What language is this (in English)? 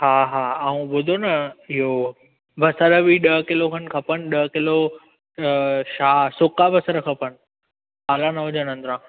Sindhi